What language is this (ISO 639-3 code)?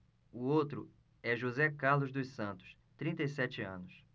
por